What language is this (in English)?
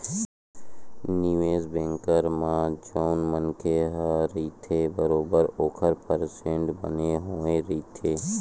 Chhattisgarhi